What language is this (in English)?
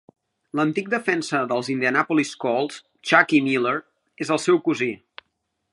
Catalan